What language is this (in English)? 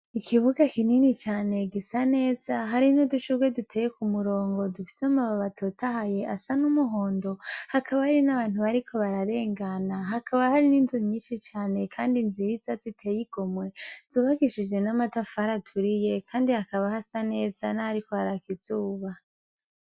Rundi